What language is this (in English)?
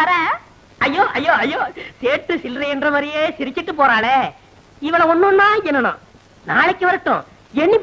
Hindi